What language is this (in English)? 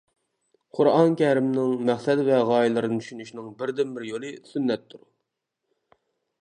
Uyghur